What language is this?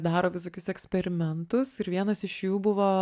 Lithuanian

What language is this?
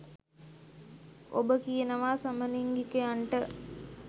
Sinhala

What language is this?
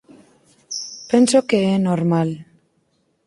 Galician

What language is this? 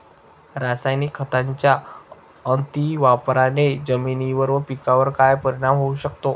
Marathi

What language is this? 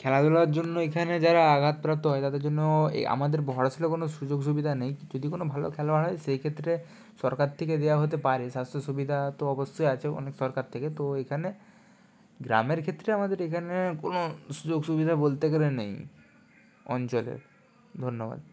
Bangla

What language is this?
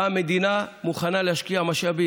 Hebrew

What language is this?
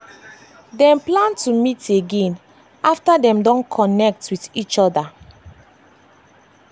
Nigerian Pidgin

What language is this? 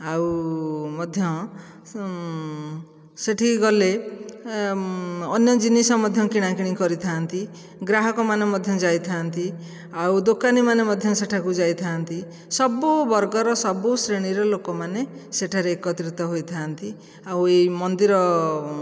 Odia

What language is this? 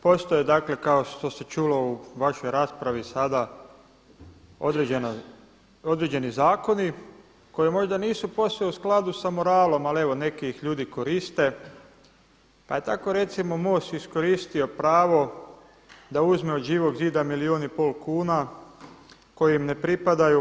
Croatian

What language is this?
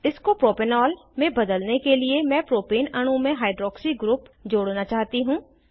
Hindi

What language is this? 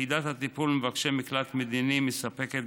Hebrew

